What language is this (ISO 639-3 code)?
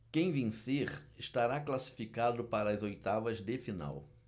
por